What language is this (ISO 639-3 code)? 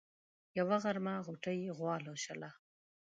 pus